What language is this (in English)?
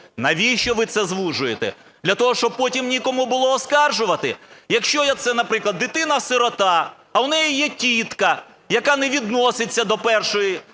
Ukrainian